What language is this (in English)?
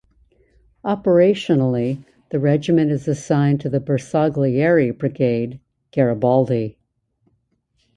English